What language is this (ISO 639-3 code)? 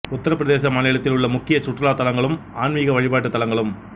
tam